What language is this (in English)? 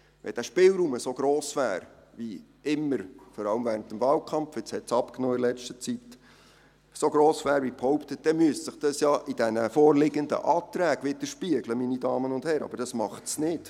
Swiss German